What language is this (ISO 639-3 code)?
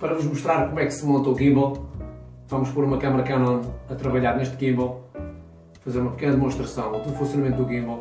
por